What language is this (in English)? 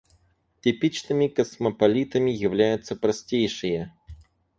Russian